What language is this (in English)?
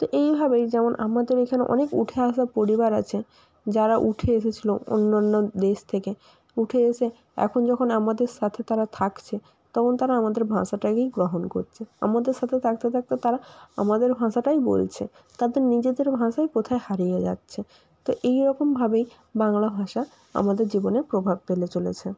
Bangla